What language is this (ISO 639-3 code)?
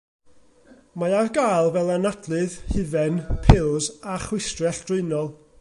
cym